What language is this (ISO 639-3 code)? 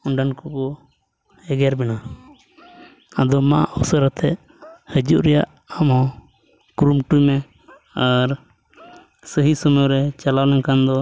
sat